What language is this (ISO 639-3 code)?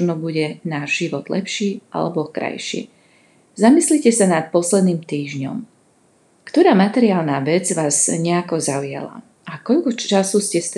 slk